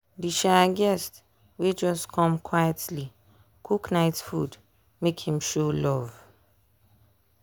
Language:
Nigerian Pidgin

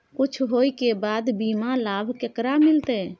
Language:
Maithili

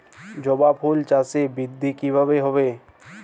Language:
Bangla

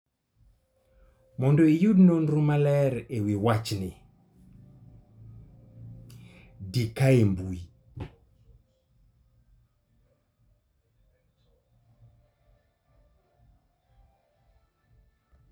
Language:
Luo (Kenya and Tanzania)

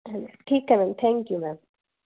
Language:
Punjabi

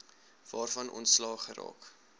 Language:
Afrikaans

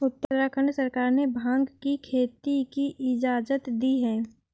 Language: Hindi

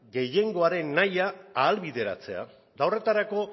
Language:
Basque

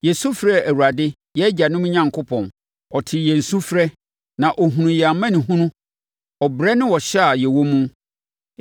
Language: Akan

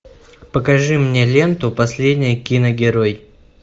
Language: Russian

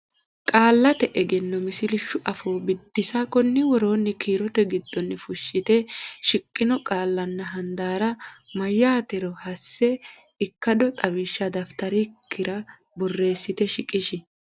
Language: Sidamo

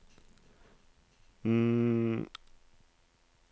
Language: Norwegian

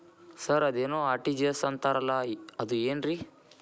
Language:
Kannada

